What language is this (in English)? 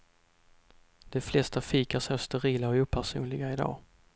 Swedish